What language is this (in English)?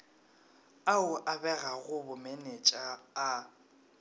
Northern Sotho